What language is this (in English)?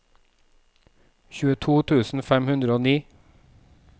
Norwegian